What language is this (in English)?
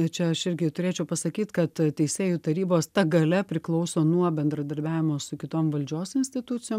Lithuanian